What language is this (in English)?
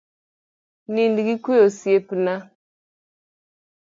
Luo (Kenya and Tanzania)